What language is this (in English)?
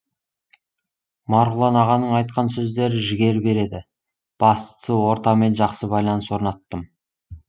Kazakh